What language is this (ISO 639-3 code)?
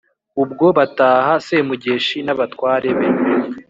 kin